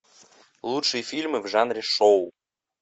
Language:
Russian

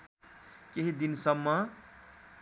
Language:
Nepali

